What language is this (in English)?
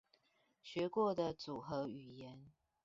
Chinese